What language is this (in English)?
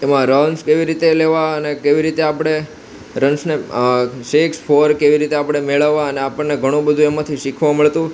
Gujarati